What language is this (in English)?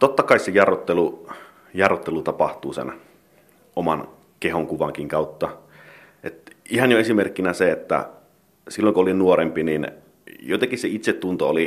Finnish